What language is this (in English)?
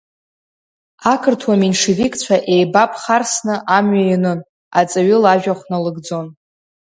Abkhazian